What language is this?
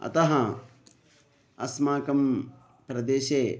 Sanskrit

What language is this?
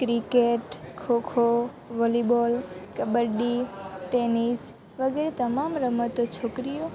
Gujarati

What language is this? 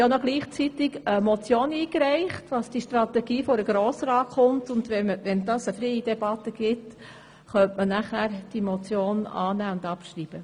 Swiss German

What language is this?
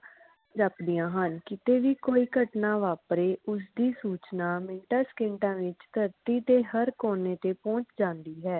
Punjabi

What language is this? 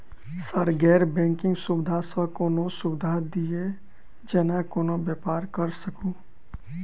Maithili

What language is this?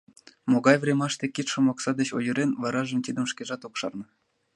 Mari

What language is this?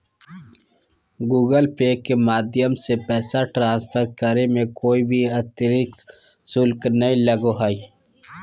Magahi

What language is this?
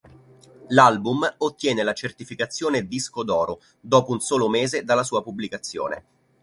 Italian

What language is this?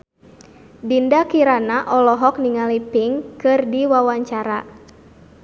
Sundanese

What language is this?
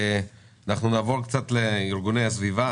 Hebrew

